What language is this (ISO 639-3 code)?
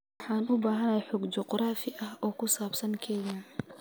som